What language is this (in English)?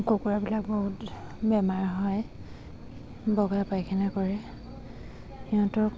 Assamese